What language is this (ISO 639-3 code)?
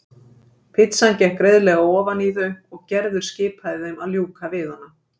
isl